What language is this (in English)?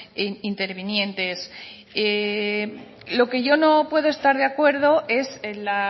Spanish